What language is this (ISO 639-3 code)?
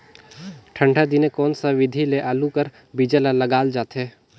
hne